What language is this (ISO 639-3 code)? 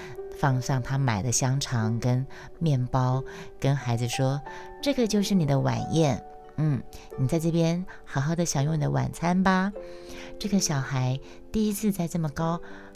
zho